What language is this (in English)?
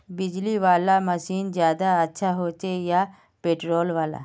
Magahi